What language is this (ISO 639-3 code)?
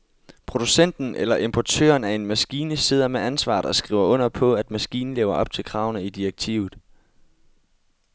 dan